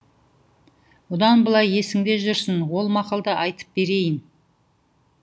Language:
Kazakh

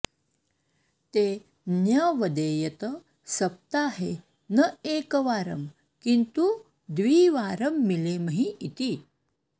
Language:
Sanskrit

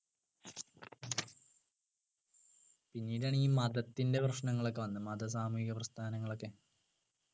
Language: Malayalam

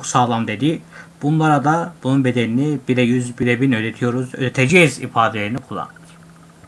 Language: Turkish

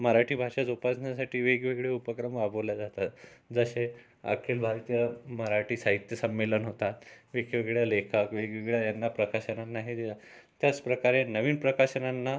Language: Marathi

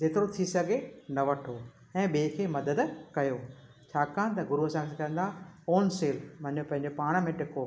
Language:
Sindhi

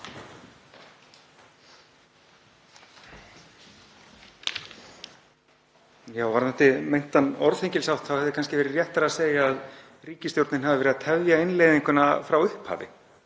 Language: Icelandic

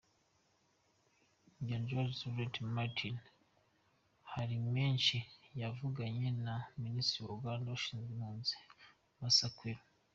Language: Kinyarwanda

